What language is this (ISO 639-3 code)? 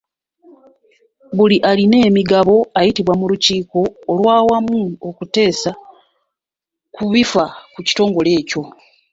lug